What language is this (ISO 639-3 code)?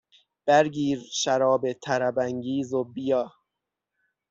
fas